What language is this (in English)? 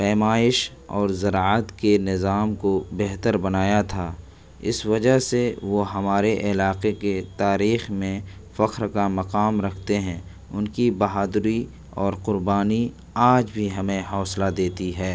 Urdu